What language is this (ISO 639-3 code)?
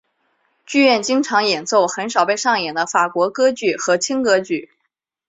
zho